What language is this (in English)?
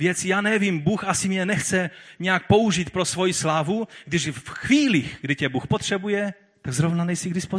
Czech